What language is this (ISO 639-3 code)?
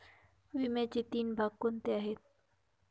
mar